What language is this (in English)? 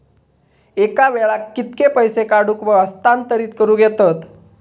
Marathi